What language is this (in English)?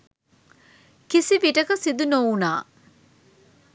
Sinhala